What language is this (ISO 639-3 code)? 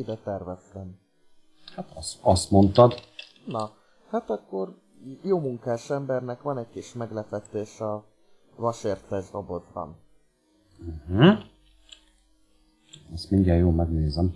hun